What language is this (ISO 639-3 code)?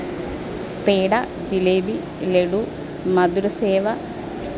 mal